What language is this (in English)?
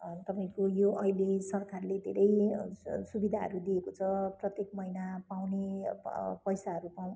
Nepali